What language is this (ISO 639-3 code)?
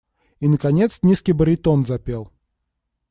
rus